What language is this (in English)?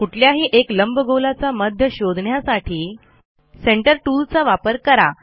Marathi